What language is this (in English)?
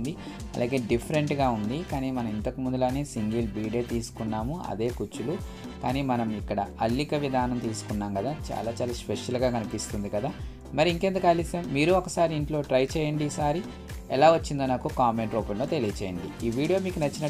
Telugu